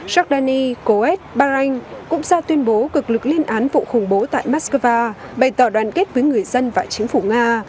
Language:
Vietnamese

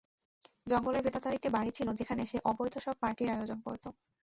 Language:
Bangla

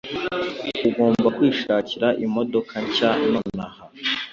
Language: Kinyarwanda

